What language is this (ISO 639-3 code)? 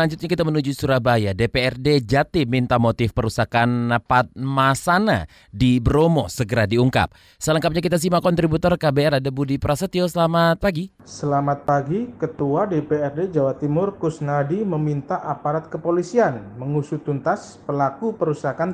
ind